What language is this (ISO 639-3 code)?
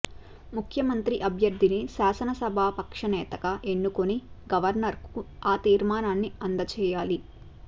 tel